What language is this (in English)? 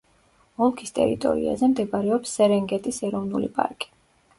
Georgian